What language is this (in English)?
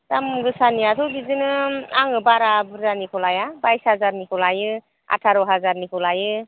Bodo